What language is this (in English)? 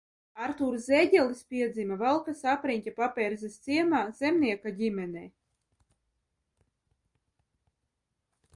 Latvian